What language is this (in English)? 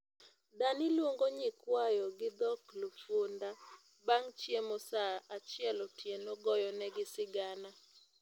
Luo (Kenya and Tanzania)